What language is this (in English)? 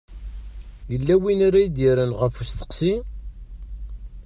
Kabyle